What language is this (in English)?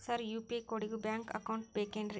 Kannada